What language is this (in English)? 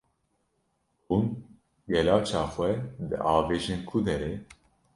Kurdish